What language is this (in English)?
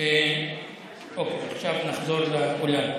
Hebrew